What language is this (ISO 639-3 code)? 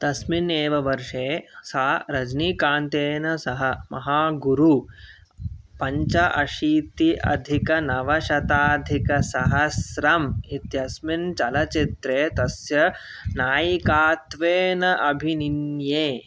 san